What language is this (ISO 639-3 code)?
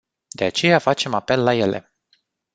ron